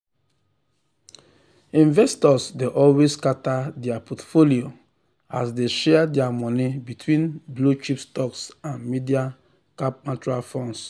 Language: Nigerian Pidgin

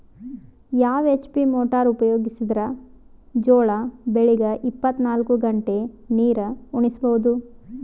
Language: Kannada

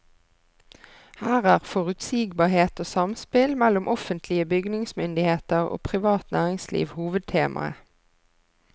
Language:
Norwegian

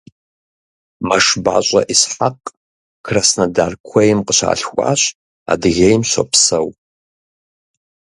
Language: Kabardian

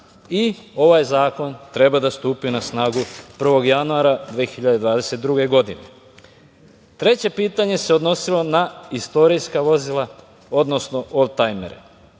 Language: Serbian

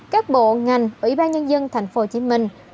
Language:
Vietnamese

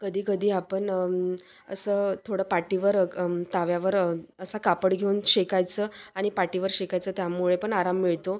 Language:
Marathi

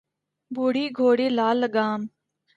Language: Urdu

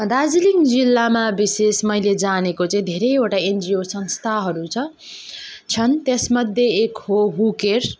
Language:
Nepali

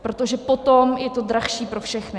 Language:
Czech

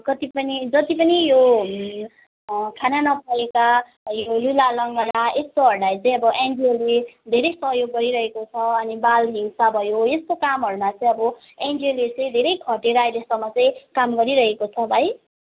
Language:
Nepali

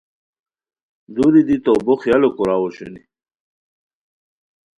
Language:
Khowar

